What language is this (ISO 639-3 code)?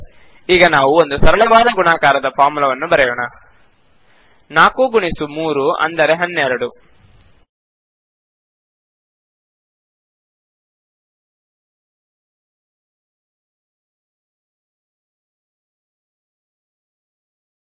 kan